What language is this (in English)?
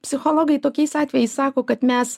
Lithuanian